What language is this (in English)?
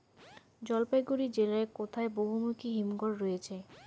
Bangla